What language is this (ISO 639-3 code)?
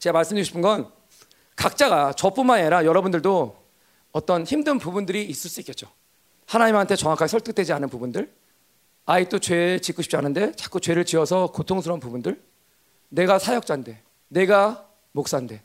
kor